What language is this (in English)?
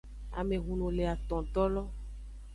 Aja (Benin)